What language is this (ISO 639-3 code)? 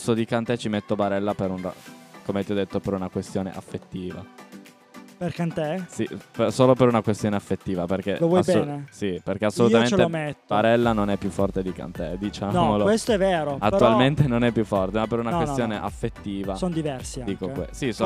ita